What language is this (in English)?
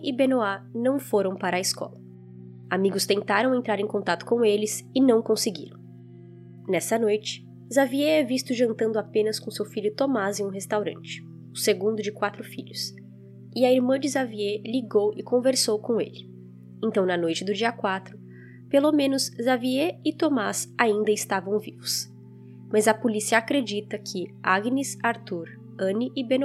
Portuguese